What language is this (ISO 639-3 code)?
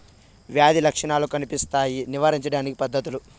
tel